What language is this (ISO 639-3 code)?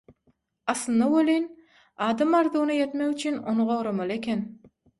tuk